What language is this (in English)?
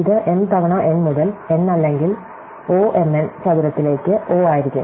Malayalam